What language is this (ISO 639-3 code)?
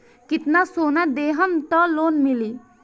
bho